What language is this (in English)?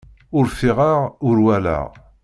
Kabyle